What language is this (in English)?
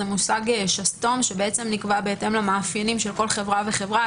Hebrew